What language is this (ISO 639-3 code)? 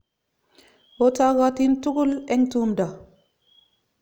kln